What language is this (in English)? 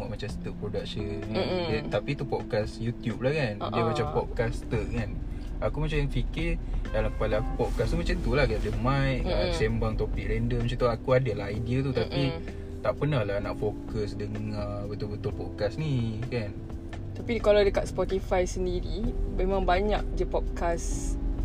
Malay